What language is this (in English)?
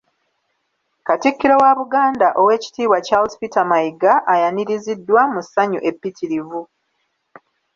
Ganda